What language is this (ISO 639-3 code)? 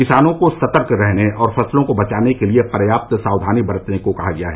hin